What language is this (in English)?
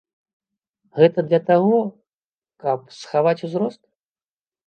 Belarusian